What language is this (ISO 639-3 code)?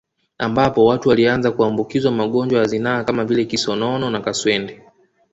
swa